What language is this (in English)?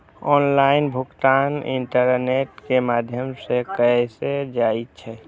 Maithili